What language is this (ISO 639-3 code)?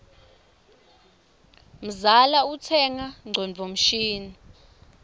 ssw